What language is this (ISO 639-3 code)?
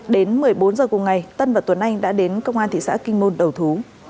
vie